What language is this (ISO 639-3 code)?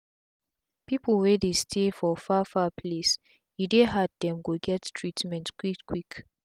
pcm